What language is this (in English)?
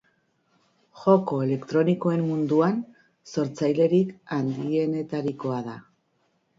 Basque